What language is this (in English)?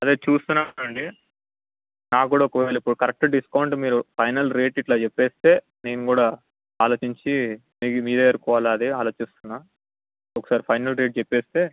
Telugu